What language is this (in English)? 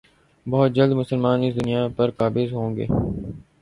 Urdu